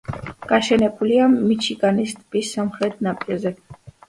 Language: Georgian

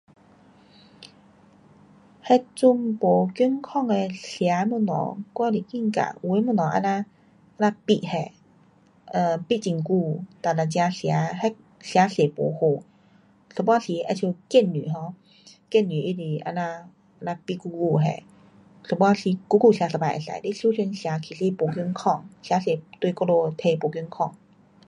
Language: Pu-Xian Chinese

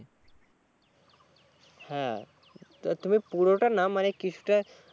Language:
Bangla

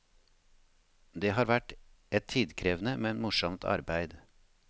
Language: Norwegian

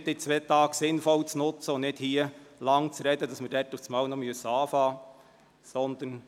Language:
Swiss German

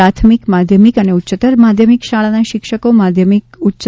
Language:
Gujarati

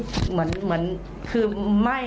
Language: Thai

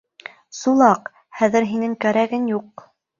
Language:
Bashkir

